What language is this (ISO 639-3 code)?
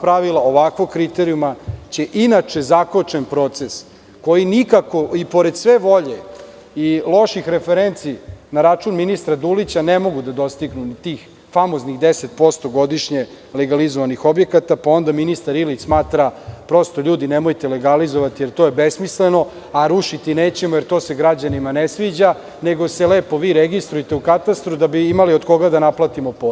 srp